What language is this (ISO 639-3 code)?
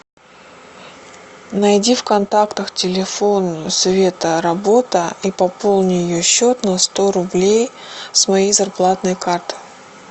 rus